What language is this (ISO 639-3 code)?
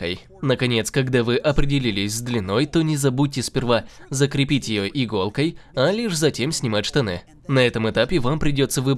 rus